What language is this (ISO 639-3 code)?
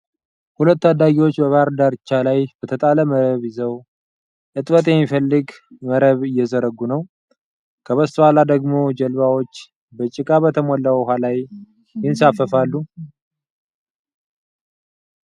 amh